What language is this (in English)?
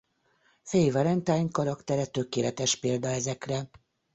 Hungarian